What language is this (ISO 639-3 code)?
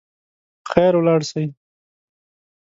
pus